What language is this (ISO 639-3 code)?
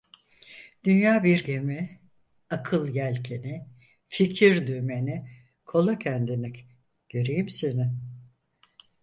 tur